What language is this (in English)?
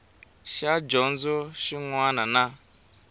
Tsonga